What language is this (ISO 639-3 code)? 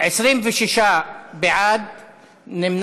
heb